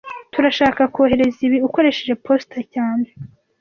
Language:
Kinyarwanda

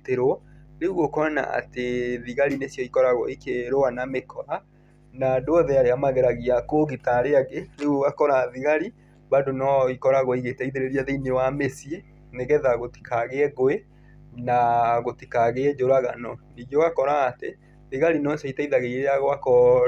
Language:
Kikuyu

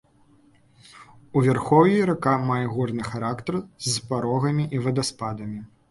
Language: Belarusian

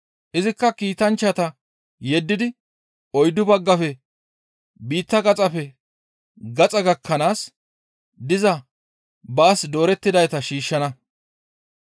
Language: Gamo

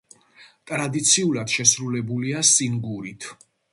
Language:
Georgian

